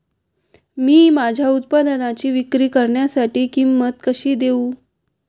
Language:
Marathi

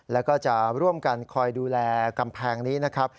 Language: Thai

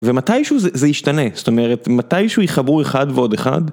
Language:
Hebrew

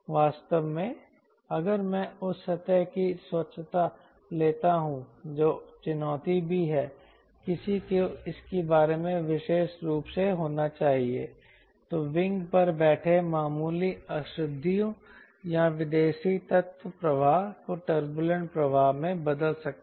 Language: Hindi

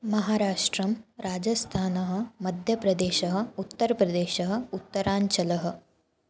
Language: Sanskrit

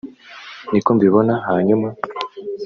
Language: Kinyarwanda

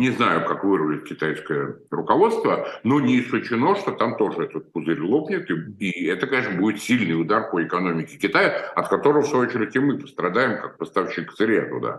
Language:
Russian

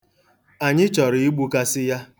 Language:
Igbo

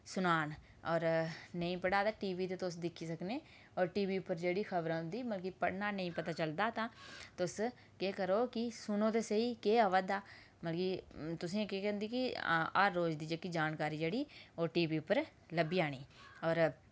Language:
Dogri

